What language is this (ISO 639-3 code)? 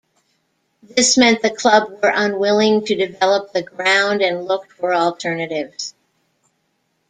eng